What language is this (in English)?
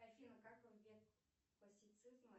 Russian